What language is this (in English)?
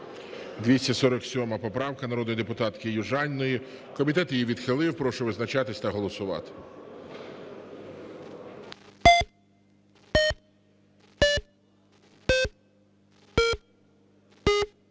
Ukrainian